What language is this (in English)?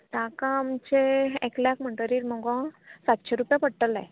Konkani